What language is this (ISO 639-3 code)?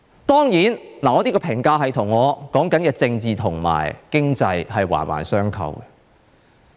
yue